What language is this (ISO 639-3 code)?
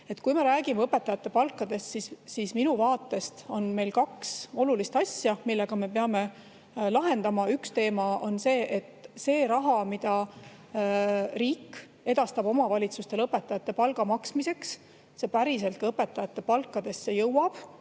est